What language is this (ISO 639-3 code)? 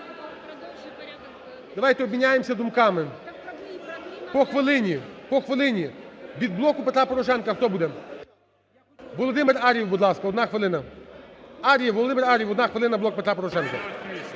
ukr